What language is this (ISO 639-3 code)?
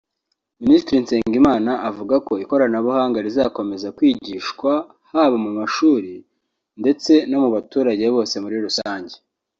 kin